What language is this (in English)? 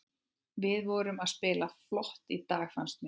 Icelandic